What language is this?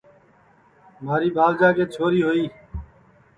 Sansi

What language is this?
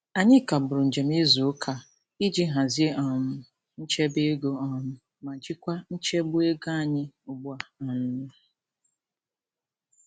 Igbo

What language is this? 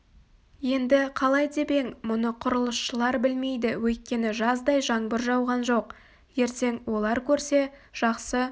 Kazakh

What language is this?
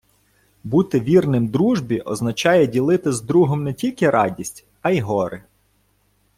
Ukrainian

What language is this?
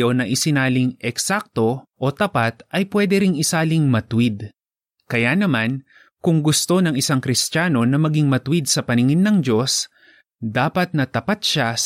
Filipino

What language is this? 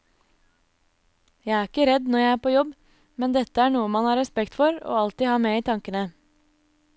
Norwegian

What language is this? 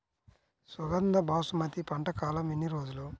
Telugu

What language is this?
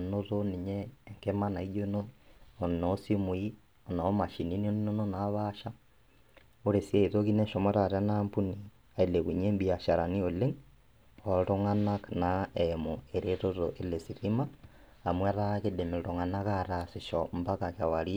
Masai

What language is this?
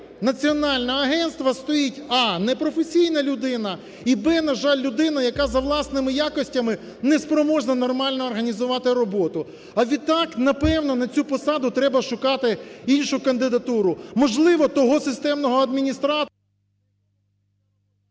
Ukrainian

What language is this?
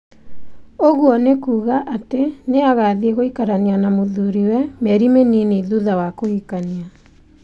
Kikuyu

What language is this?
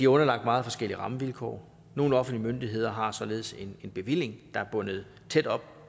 Danish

